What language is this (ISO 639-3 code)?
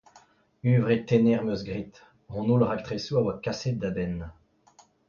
bre